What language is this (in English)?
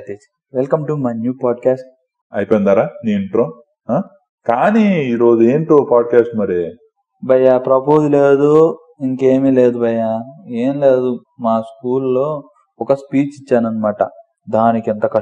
Telugu